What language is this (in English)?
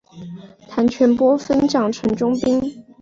Chinese